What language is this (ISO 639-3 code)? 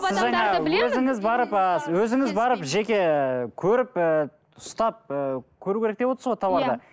kaz